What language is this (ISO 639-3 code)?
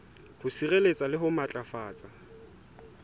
sot